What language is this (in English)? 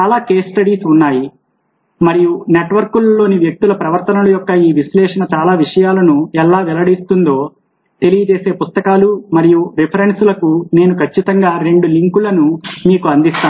Telugu